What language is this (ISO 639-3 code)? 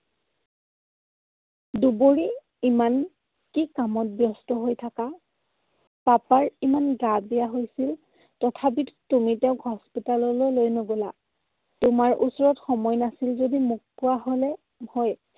asm